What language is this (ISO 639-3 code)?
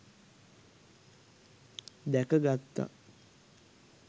sin